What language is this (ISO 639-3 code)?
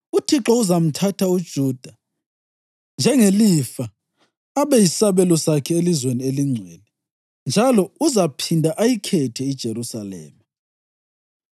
nde